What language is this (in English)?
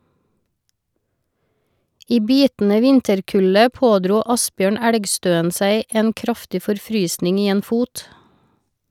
Norwegian